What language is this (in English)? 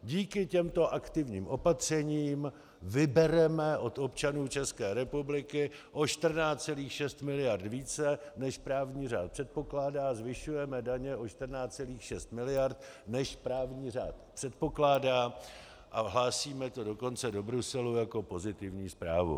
Czech